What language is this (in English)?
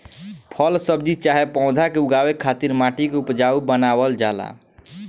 Bhojpuri